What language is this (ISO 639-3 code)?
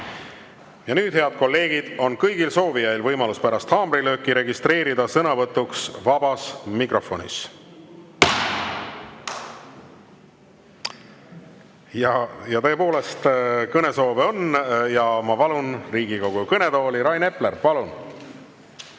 est